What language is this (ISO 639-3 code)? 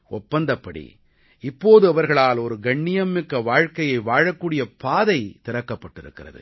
tam